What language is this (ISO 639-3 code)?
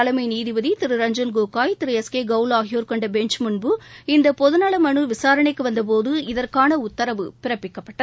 tam